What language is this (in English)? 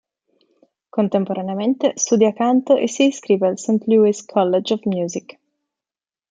Italian